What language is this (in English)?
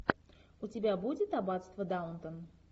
Russian